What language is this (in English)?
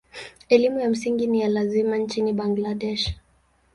Swahili